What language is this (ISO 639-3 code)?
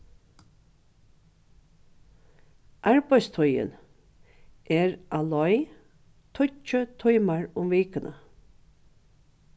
fao